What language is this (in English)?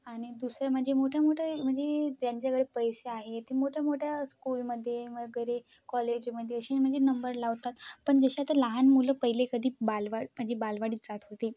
Marathi